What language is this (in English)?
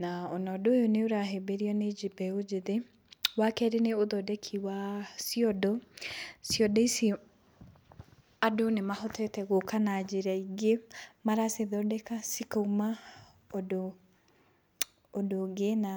Kikuyu